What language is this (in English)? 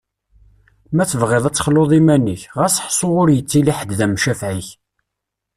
Kabyle